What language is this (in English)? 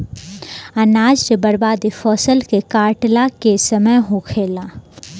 Bhojpuri